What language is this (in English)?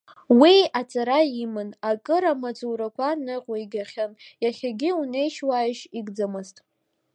Abkhazian